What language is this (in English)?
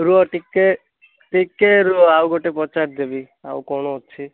Odia